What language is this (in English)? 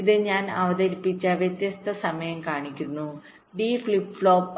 Malayalam